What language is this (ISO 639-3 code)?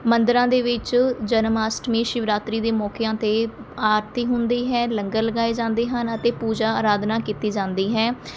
pan